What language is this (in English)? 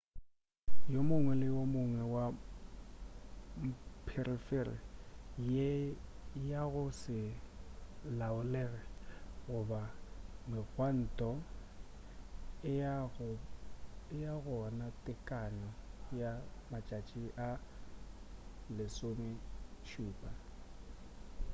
Northern Sotho